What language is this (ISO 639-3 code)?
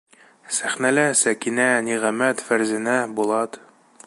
bak